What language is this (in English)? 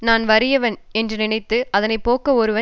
Tamil